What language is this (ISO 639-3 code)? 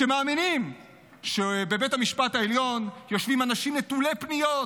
heb